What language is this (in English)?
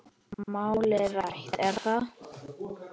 Icelandic